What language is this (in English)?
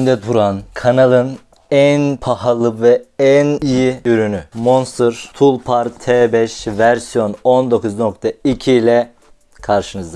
Turkish